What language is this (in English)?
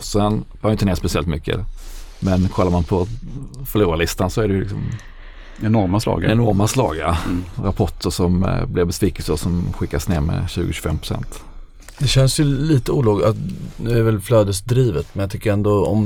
Swedish